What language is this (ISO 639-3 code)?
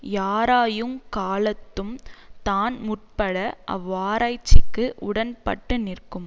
tam